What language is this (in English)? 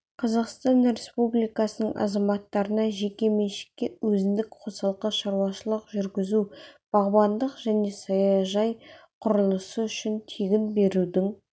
Kazakh